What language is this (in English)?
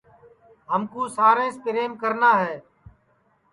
Sansi